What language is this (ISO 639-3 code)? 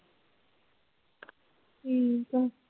pan